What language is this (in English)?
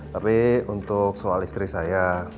Indonesian